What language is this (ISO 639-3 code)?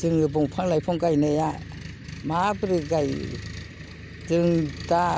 brx